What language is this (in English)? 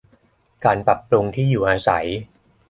Thai